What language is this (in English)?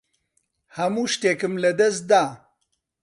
Central Kurdish